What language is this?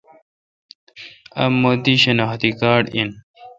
Kalkoti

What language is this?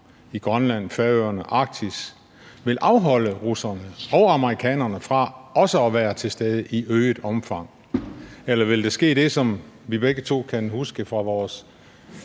Danish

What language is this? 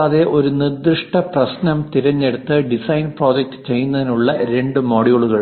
Malayalam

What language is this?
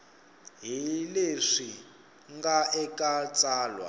Tsonga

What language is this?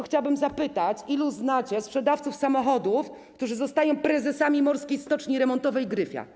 Polish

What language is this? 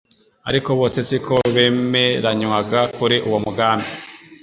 Kinyarwanda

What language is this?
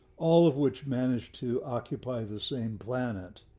English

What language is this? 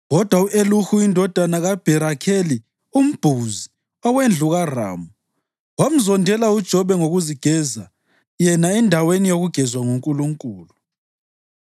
North Ndebele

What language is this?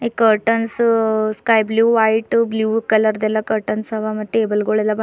Kannada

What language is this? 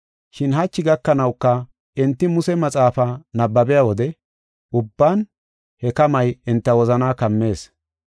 Gofa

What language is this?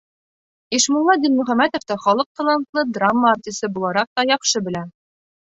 Bashkir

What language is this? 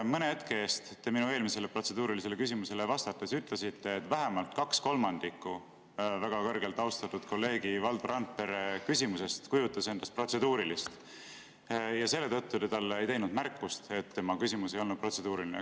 Estonian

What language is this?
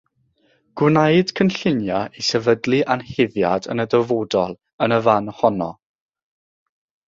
Welsh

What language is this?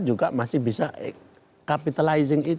Indonesian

